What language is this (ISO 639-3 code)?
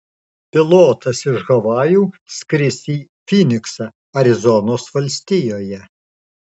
lit